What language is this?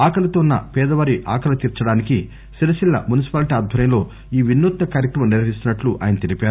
Telugu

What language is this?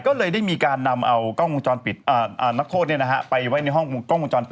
Thai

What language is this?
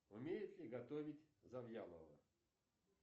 Russian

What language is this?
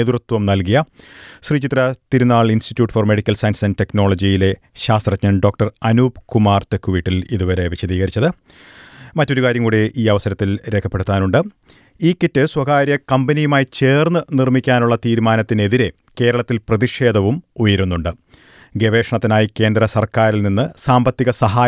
Malayalam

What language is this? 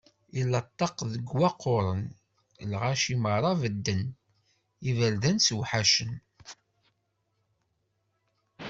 Kabyle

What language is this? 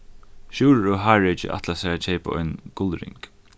Faroese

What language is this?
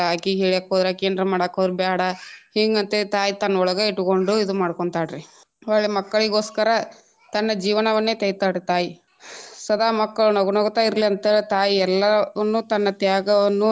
Kannada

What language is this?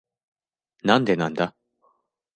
Japanese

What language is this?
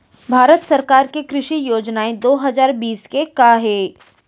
Chhattisgarhi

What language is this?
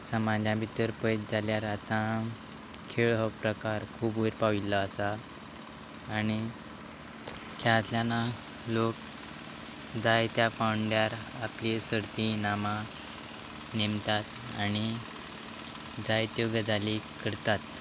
Konkani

